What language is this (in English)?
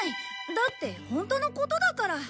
Japanese